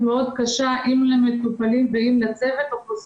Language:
Hebrew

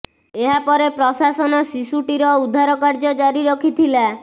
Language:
Odia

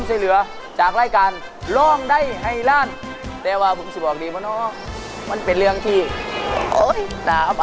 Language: Thai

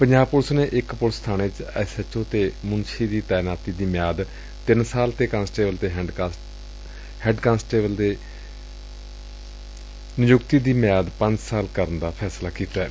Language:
Punjabi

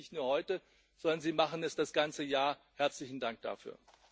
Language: German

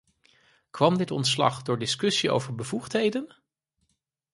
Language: Dutch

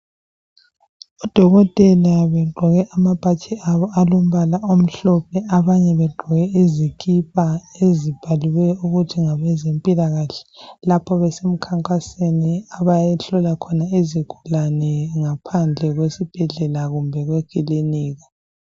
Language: North Ndebele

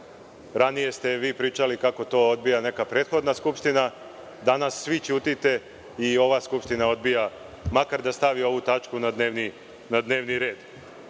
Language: Serbian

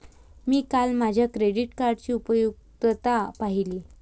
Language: Marathi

